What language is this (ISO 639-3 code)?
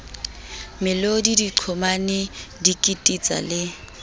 sot